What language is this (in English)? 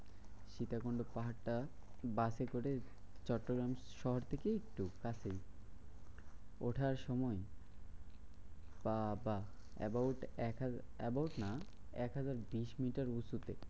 Bangla